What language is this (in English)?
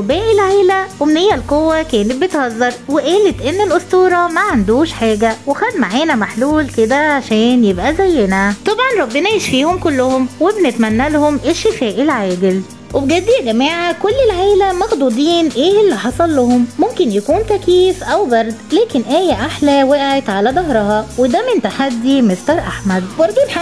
Arabic